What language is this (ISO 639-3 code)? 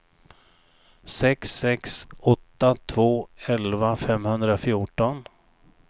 swe